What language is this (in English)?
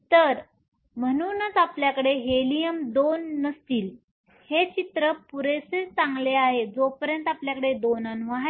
Marathi